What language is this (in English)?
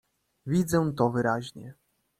Polish